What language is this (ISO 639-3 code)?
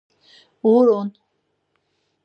lzz